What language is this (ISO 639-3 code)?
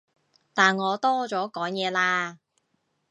yue